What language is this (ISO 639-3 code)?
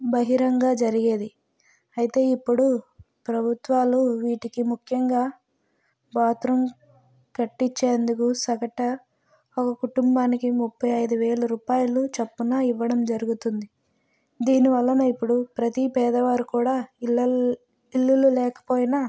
tel